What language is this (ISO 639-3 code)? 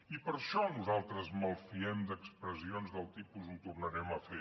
cat